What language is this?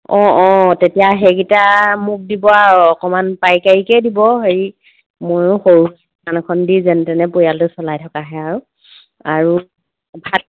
Assamese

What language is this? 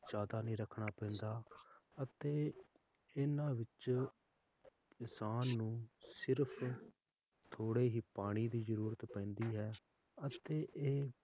Punjabi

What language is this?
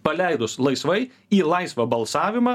Lithuanian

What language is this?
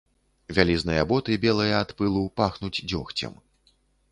Belarusian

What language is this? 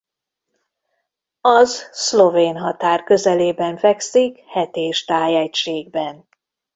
Hungarian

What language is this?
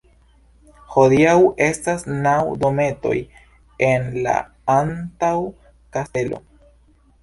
Esperanto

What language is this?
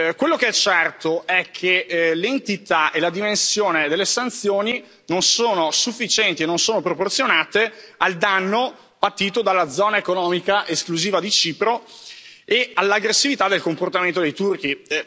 Italian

